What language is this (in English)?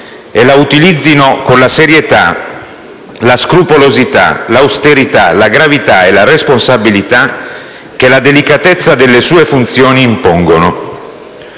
Italian